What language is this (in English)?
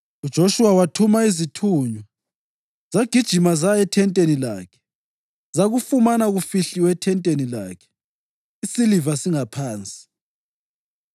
North Ndebele